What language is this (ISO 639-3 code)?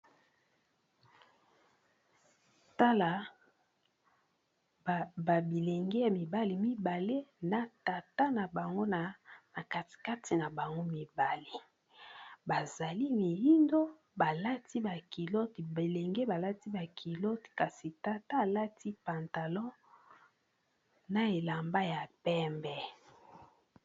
lin